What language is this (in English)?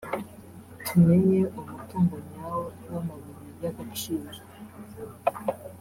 Kinyarwanda